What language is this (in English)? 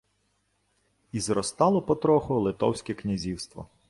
Ukrainian